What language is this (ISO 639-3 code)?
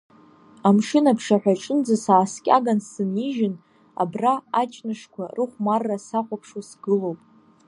abk